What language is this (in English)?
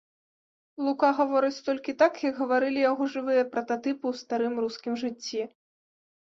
Belarusian